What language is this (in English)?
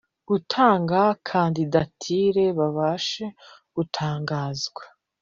Kinyarwanda